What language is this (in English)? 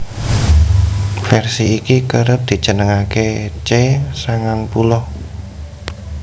Javanese